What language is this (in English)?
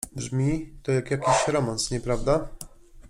Polish